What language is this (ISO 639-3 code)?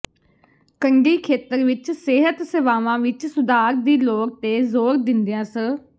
pan